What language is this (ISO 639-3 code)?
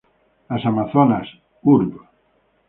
spa